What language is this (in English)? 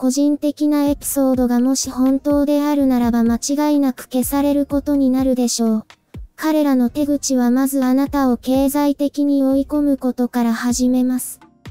Japanese